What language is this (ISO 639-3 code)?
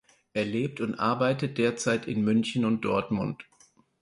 deu